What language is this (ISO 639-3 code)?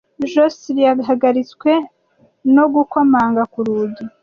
kin